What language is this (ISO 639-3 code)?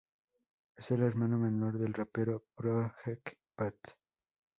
spa